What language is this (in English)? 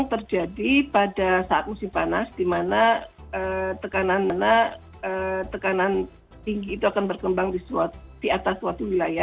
Indonesian